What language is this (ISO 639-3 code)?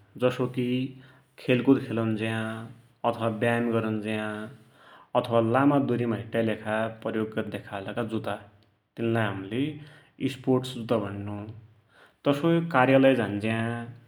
dty